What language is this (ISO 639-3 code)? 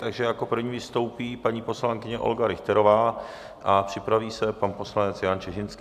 ces